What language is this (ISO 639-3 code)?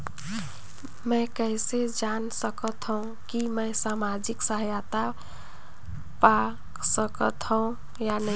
hne